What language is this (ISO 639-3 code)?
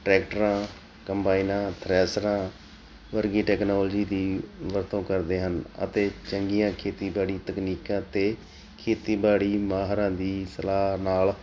pan